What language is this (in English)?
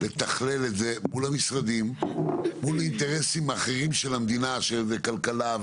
Hebrew